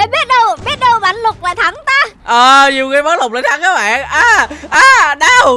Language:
Vietnamese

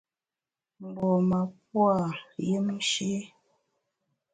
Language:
Bamun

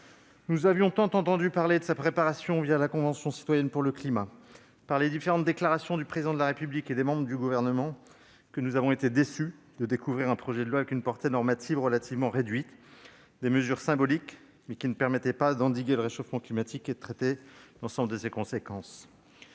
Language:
French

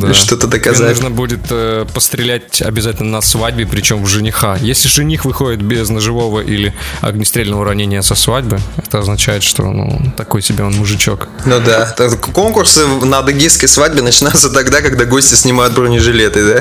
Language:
Russian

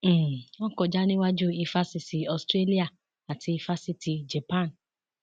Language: Yoruba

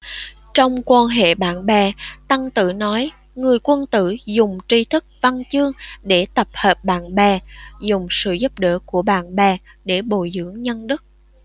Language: Vietnamese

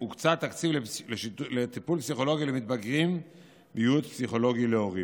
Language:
Hebrew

